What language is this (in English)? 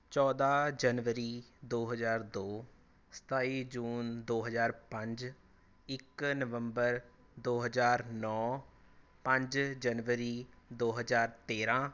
Punjabi